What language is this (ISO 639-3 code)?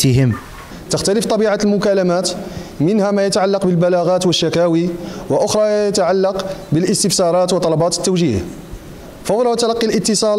ara